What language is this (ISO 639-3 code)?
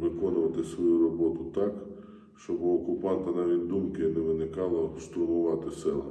ukr